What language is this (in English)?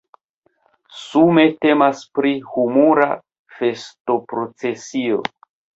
Esperanto